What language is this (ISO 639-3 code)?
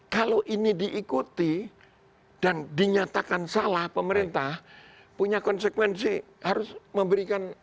ind